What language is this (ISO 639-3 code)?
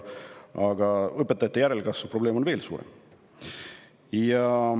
est